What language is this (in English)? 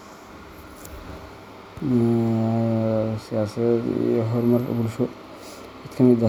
Somali